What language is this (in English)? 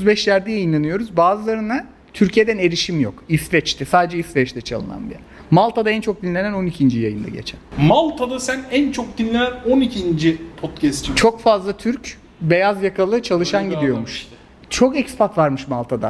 Turkish